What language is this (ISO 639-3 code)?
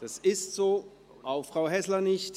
gsw